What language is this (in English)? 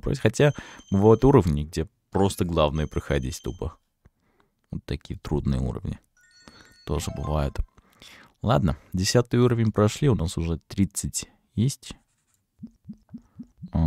Russian